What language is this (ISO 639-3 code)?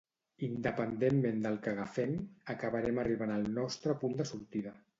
cat